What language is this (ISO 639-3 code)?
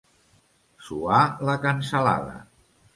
cat